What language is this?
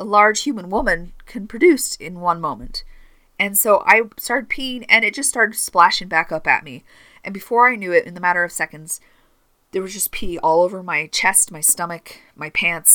English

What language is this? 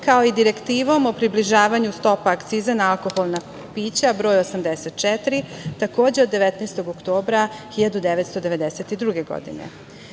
Serbian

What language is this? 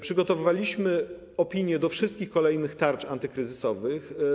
Polish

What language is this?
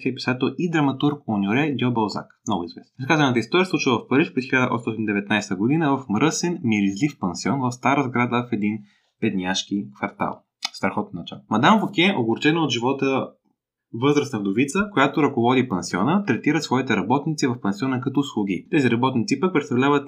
Bulgarian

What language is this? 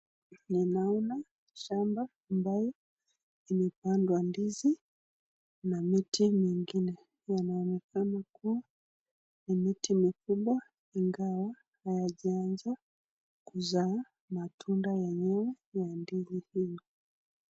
Swahili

